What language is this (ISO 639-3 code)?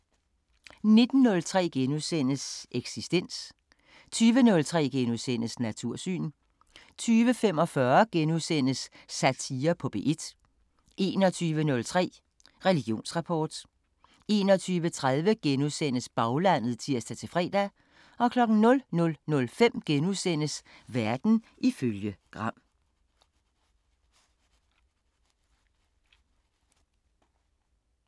dan